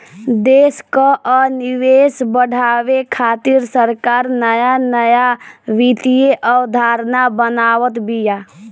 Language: Bhojpuri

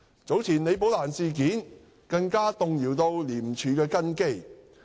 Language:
Cantonese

